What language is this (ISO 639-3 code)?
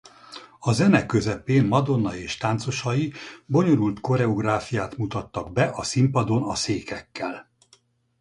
hun